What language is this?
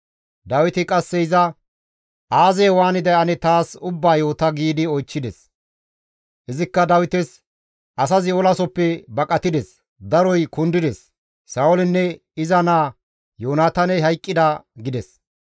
Gamo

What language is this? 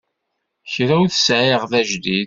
Kabyle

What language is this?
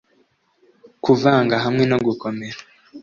Kinyarwanda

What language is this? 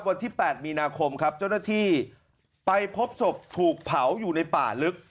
Thai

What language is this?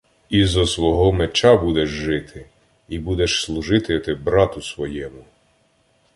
Ukrainian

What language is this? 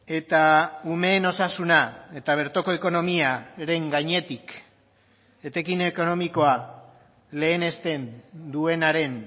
Basque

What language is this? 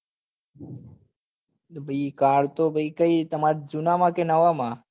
Gujarati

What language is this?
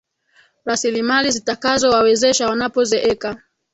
Swahili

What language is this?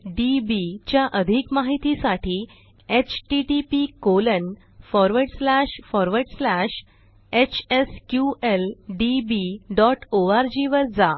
Marathi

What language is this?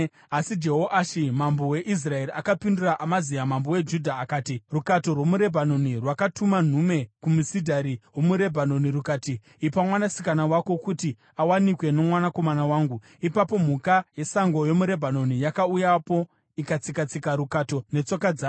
Shona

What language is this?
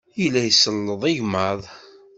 Kabyle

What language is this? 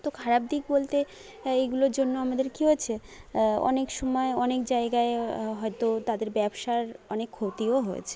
Bangla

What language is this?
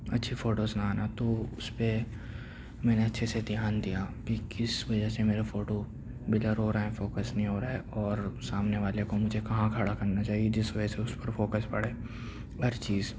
Urdu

